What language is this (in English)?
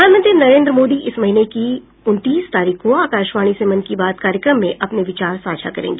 Hindi